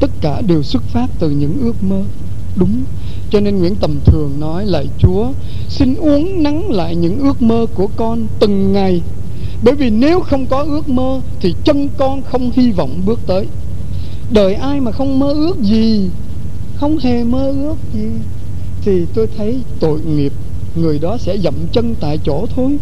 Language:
Vietnamese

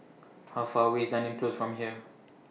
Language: English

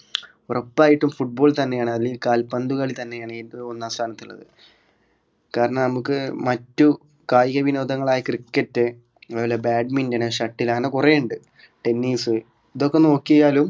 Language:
Malayalam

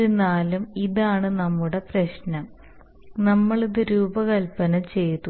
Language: Malayalam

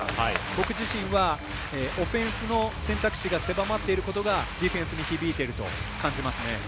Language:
Japanese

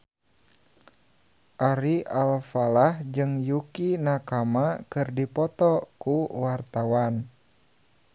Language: Sundanese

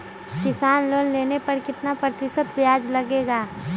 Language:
Magahi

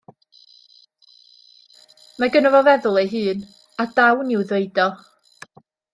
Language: Welsh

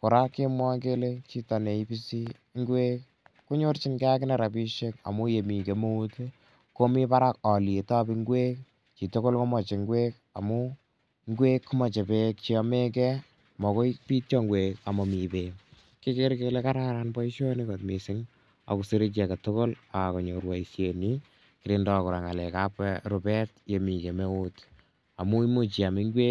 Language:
Kalenjin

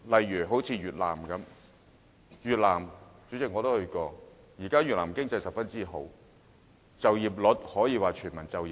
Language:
Cantonese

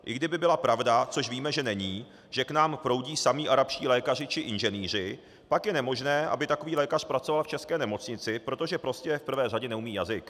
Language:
Czech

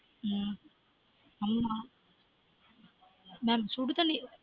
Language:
Tamil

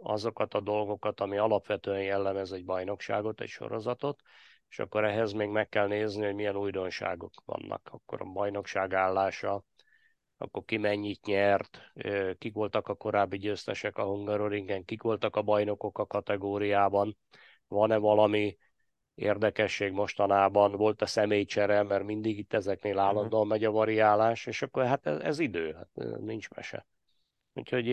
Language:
Hungarian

